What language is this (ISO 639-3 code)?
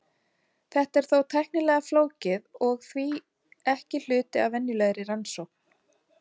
isl